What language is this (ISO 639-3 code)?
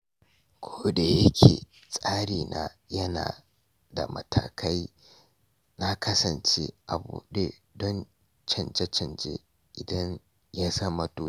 hau